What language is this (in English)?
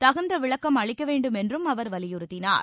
Tamil